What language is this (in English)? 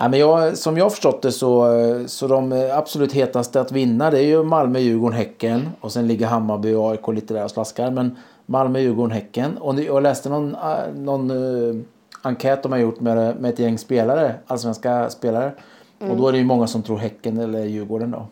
Swedish